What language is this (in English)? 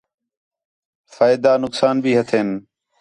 Khetrani